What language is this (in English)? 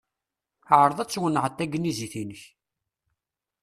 Kabyle